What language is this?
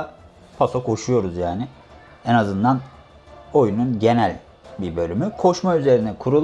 Turkish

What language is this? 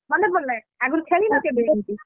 Odia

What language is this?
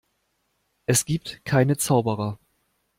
German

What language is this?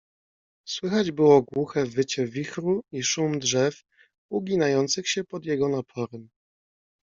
Polish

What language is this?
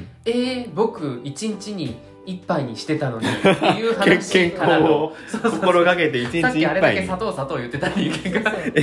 Japanese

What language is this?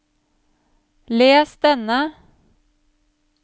Norwegian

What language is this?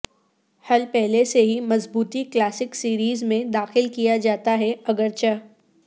Urdu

